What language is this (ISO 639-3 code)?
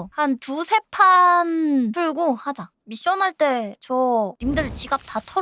kor